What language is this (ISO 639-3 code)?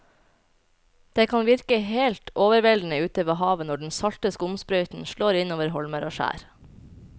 nor